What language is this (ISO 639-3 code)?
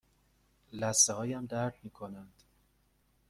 fas